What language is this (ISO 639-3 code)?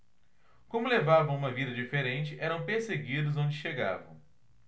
por